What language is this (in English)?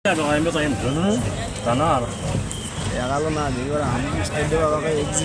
Masai